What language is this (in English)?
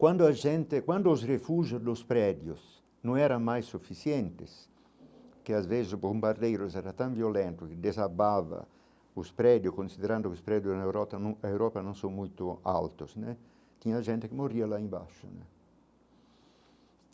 Portuguese